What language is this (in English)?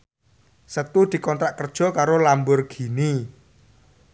Javanese